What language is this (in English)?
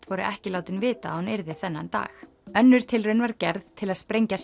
Icelandic